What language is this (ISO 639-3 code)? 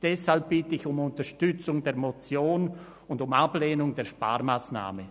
gsw